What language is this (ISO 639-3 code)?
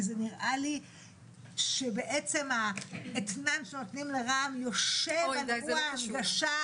heb